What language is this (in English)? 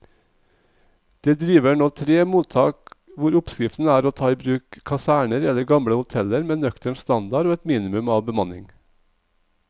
Norwegian